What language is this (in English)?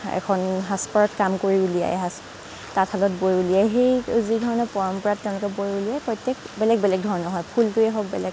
Assamese